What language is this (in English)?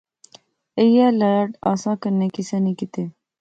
Pahari-Potwari